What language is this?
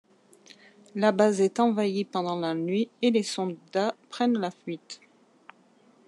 French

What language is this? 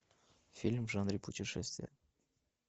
Russian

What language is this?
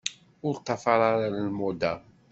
Kabyle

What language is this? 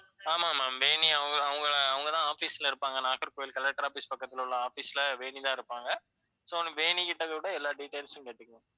Tamil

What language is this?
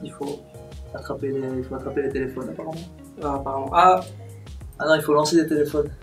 French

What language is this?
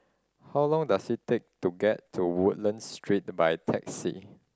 English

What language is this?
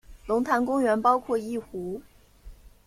Chinese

